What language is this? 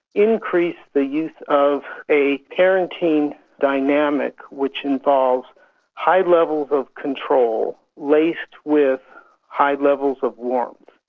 English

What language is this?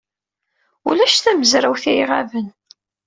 Kabyle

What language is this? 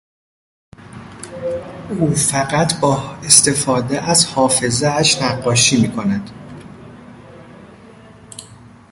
Persian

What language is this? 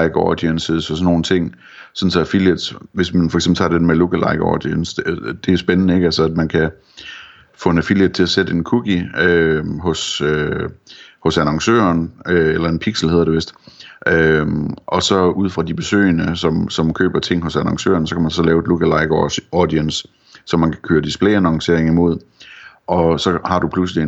Danish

